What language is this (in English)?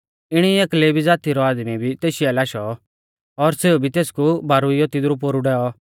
Mahasu Pahari